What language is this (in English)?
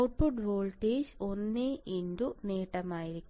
Malayalam